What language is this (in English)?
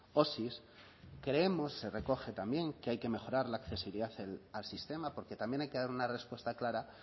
Spanish